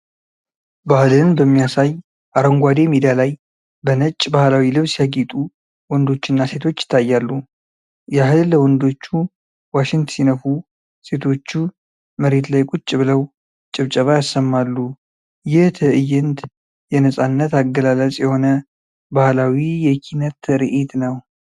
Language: Amharic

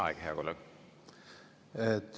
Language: Estonian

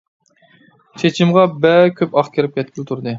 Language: Uyghur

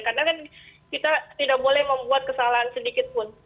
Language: Indonesian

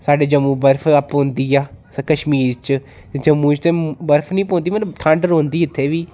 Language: Dogri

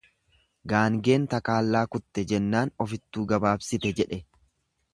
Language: Oromo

